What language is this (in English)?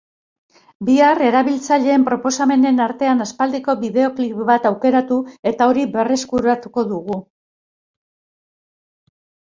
Basque